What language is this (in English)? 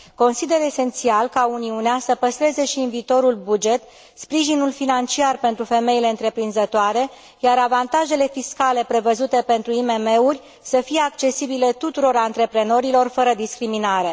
Romanian